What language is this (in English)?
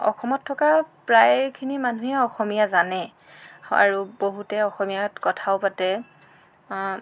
Assamese